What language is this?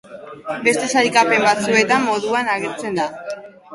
Basque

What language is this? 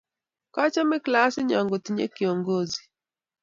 Kalenjin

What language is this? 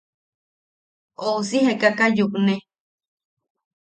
Yaqui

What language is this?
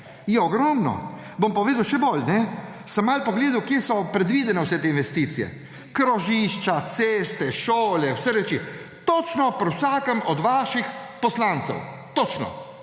Slovenian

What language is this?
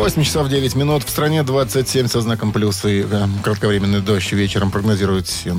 Russian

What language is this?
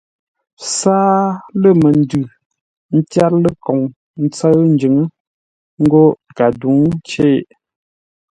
Ngombale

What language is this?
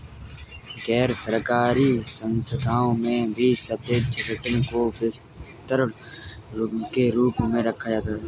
Hindi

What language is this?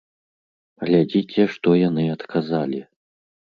Belarusian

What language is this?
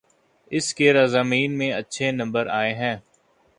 Urdu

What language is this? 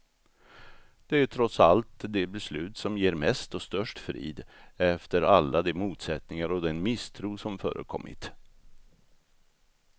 Swedish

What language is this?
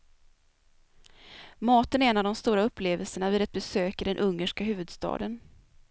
Swedish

